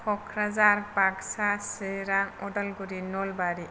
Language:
Bodo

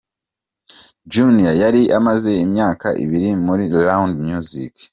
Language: Kinyarwanda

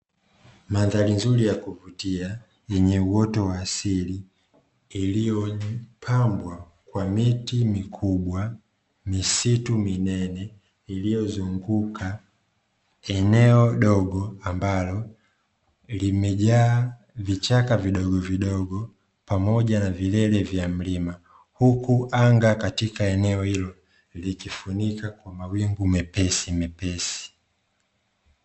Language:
Swahili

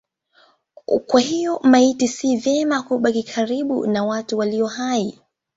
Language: Swahili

